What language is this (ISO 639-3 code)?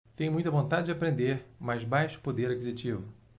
por